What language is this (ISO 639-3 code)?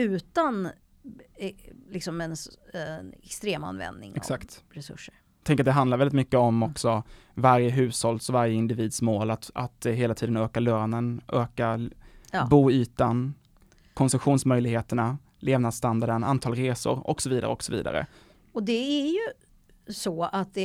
swe